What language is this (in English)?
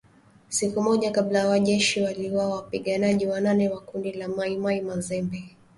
Swahili